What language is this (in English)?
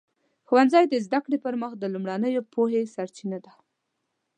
Pashto